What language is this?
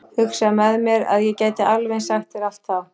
Icelandic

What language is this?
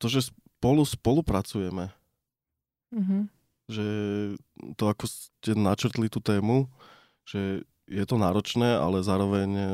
Slovak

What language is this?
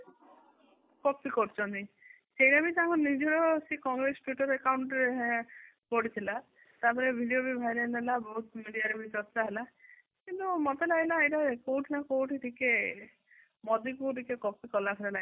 Odia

